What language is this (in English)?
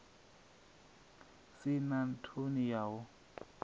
Venda